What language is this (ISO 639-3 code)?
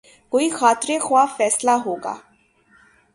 urd